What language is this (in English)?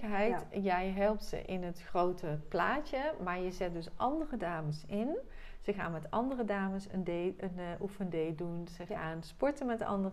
Dutch